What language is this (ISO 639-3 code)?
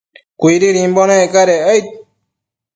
mcf